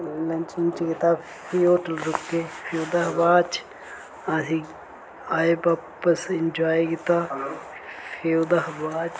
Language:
Dogri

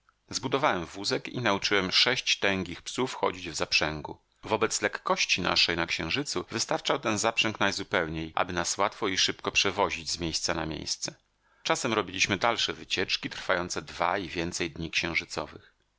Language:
Polish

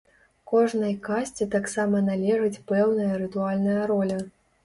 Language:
Belarusian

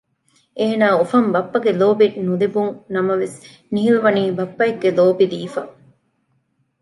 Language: Divehi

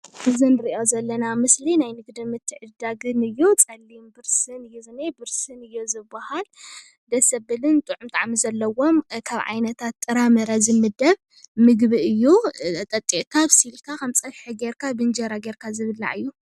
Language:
Tigrinya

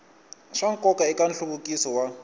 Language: Tsonga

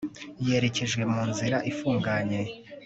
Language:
Kinyarwanda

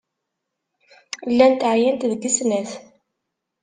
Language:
Kabyle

